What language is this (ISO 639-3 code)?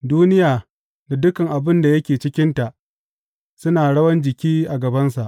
hau